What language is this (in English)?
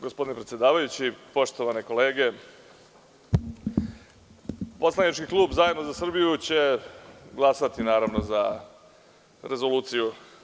Serbian